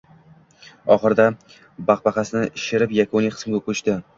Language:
Uzbek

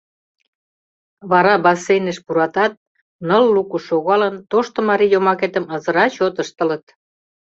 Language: Mari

